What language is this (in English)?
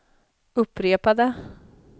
Swedish